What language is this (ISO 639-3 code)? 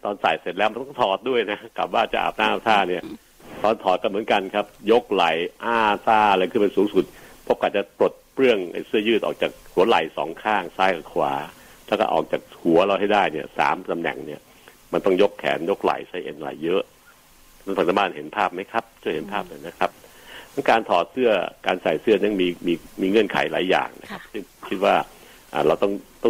tha